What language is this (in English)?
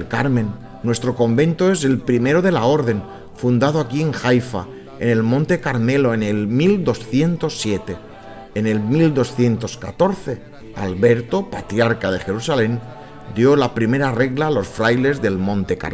Spanish